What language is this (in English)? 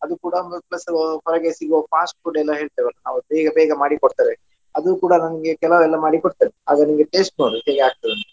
Kannada